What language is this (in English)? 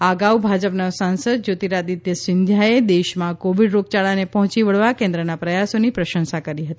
Gujarati